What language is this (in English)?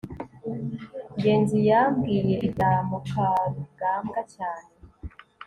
Kinyarwanda